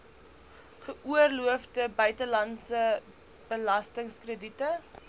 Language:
Afrikaans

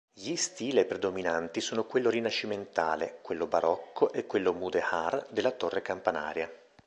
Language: Italian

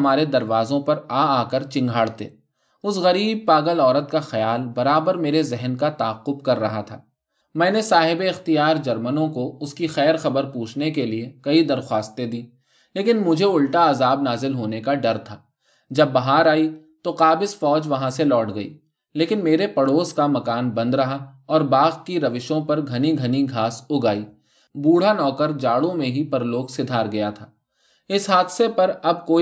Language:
Urdu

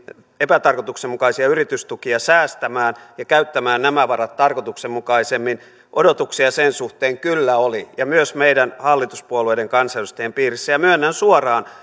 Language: Finnish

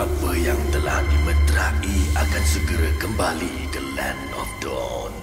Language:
Malay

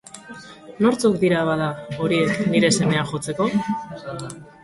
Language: Basque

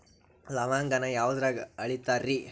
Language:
Kannada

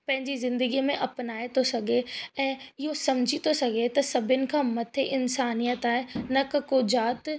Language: Sindhi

